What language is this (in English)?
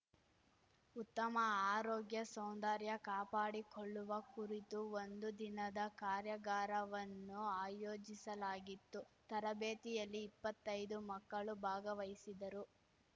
Kannada